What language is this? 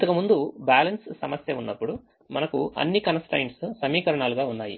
Telugu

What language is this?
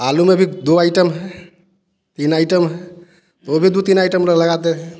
Hindi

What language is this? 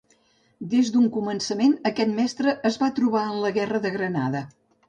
Catalan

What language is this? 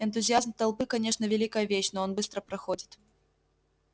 Russian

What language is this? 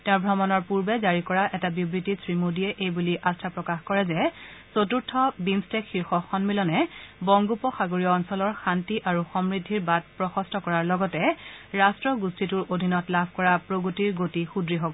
Assamese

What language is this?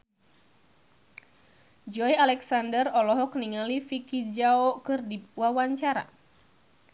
Sundanese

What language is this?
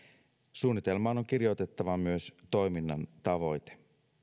Finnish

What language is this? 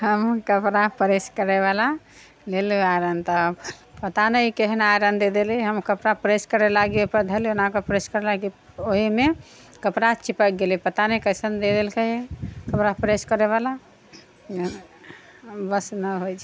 Maithili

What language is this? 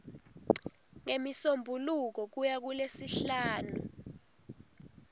Swati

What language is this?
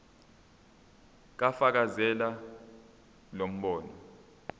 Zulu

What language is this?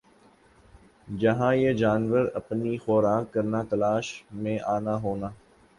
Urdu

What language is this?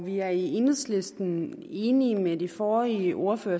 Danish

